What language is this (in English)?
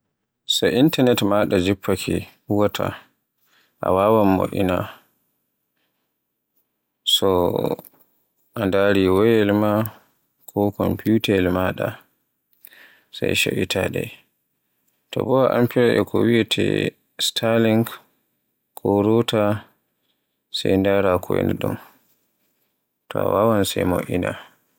Borgu Fulfulde